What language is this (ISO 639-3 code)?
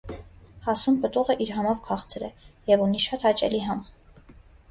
hye